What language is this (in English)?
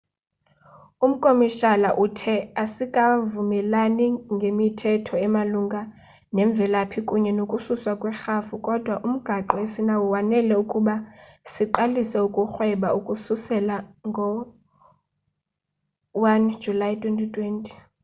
Xhosa